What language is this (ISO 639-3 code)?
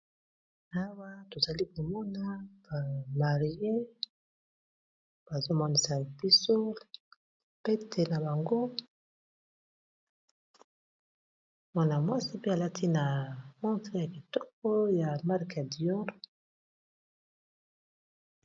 lin